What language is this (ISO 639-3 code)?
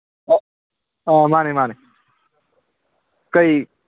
mni